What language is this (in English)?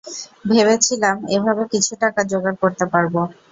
Bangla